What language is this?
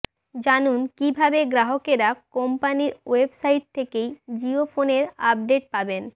Bangla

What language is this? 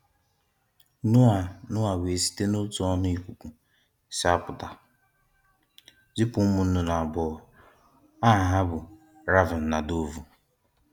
Igbo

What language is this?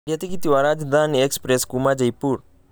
Kikuyu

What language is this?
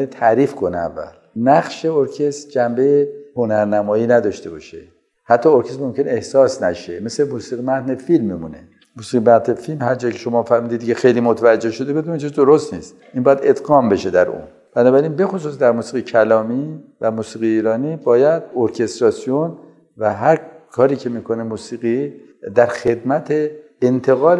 Persian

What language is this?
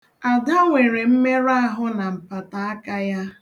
Igbo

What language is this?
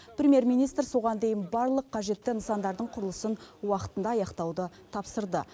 Kazakh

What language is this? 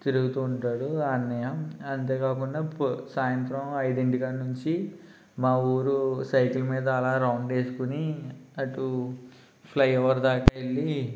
Telugu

